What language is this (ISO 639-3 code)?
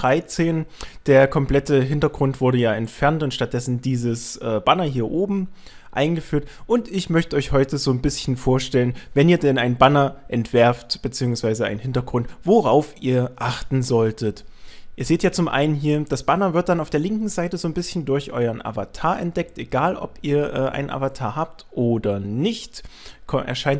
deu